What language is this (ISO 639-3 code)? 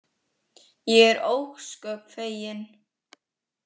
isl